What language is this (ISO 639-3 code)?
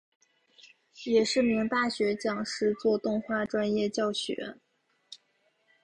zho